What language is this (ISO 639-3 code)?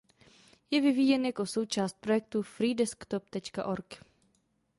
ces